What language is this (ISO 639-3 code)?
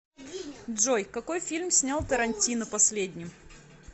rus